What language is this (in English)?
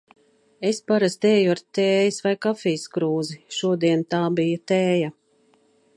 Latvian